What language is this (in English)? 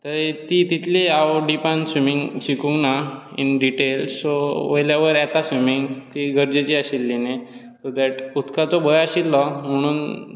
Konkani